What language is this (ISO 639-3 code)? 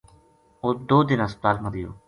gju